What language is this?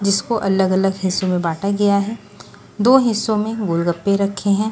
Hindi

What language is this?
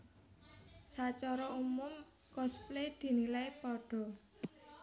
Javanese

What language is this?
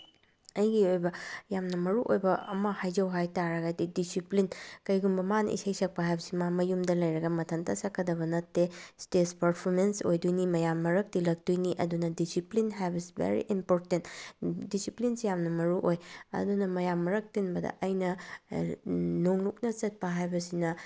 Manipuri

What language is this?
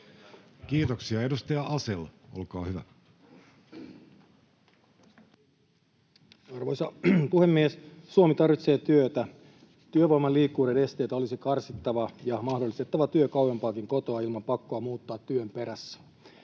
Finnish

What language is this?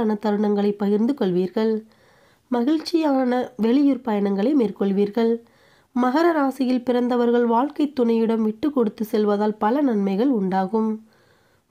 Arabic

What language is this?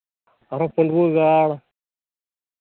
Santali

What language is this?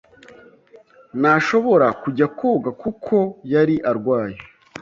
Kinyarwanda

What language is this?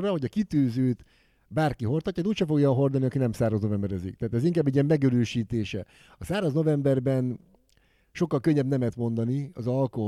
Hungarian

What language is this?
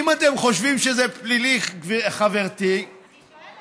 Hebrew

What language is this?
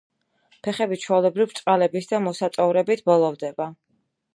Georgian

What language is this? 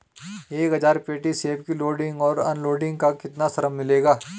Hindi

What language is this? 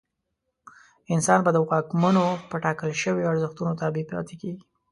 Pashto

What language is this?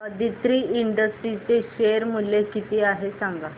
Marathi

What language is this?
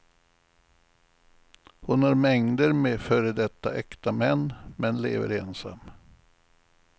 Swedish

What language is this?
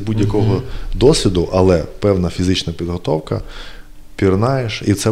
Ukrainian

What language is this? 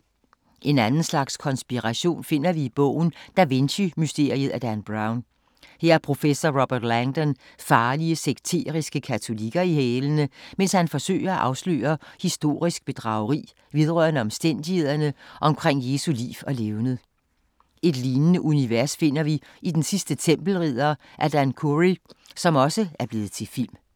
Danish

